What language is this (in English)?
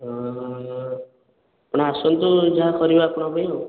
Odia